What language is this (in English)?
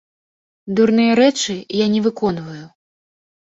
Belarusian